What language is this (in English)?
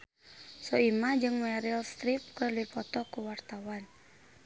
Sundanese